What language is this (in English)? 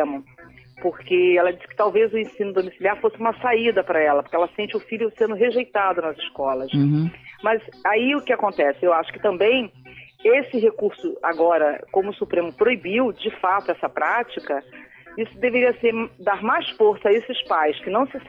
Portuguese